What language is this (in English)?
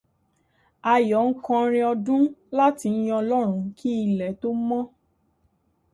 Yoruba